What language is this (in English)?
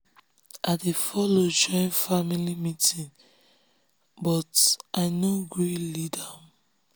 Nigerian Pidgin